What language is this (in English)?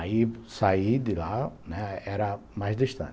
Portuguese